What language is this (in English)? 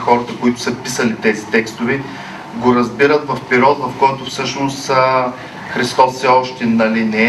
Bulgarian